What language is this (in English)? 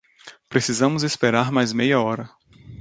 Portuguese